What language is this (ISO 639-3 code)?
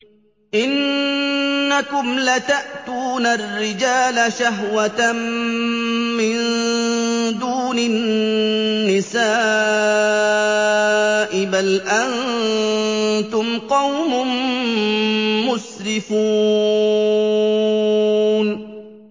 ara